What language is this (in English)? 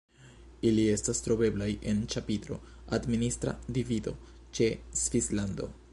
Esperanto